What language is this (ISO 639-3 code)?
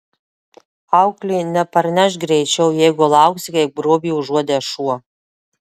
lit